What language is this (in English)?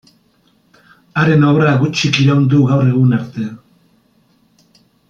Basque